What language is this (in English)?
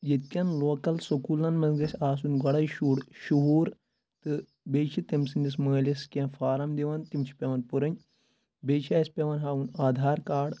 Kashmiri